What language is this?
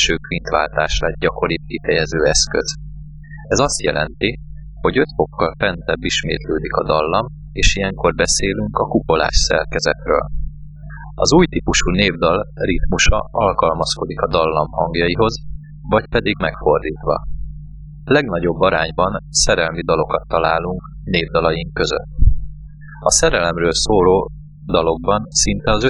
Hungarian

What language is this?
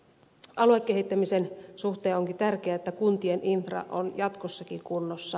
Finnish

